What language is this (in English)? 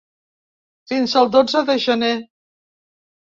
Catalan